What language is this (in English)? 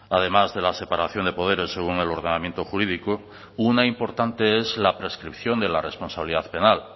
Spanish